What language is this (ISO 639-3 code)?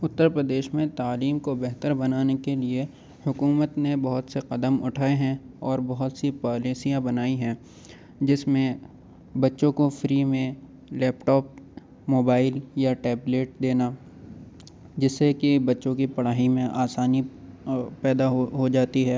urd